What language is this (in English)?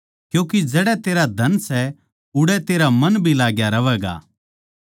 Haryanvi